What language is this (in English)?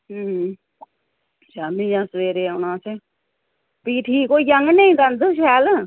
Dogri